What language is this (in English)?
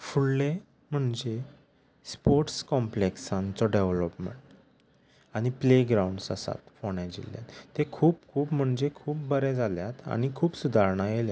Konkani